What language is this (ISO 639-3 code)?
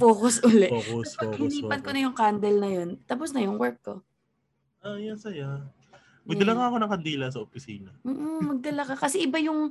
fil